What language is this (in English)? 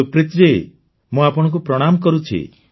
Odia